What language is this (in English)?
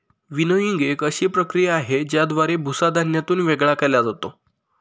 Marathi